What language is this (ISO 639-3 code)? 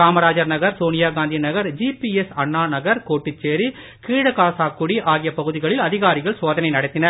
tam